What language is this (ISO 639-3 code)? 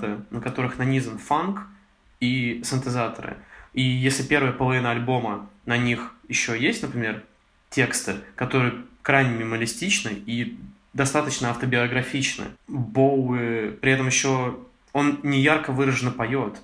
rus